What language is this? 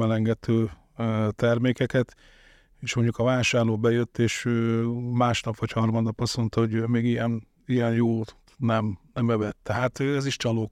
Hungarian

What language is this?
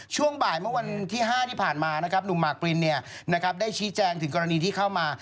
Thai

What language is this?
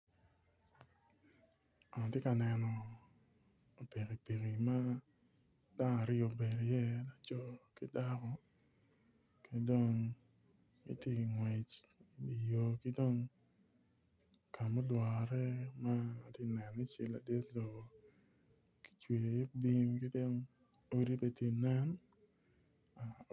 Acoli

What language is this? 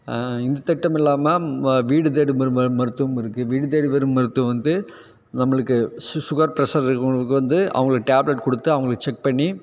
Tamil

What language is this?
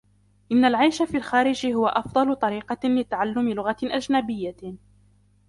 Arabic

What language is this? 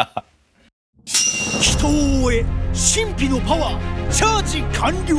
Japanese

